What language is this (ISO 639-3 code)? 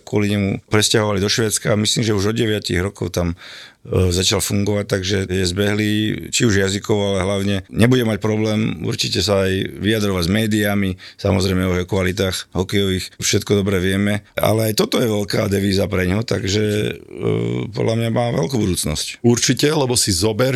slk